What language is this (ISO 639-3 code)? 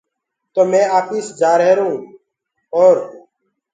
ggg